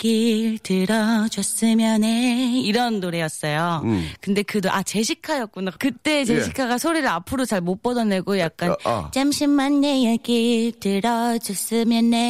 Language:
Korean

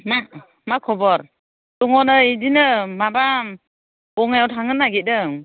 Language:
Bodo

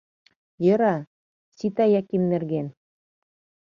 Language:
Mari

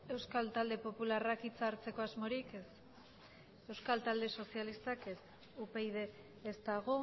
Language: Basque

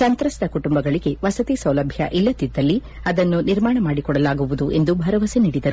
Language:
Kannada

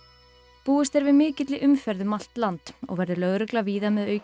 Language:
Icelandic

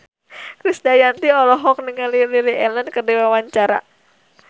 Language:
Sundanese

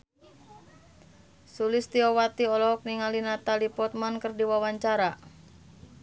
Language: Sundanese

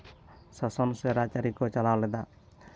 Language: Santali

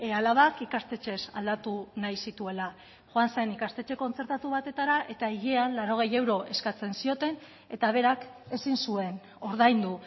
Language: Basque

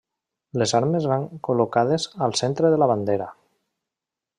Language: Catalan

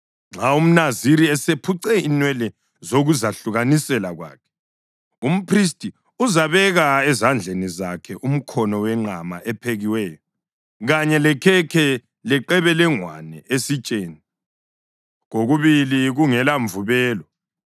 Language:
North Ndebele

